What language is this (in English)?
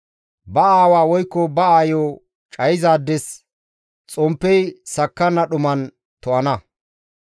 Gamo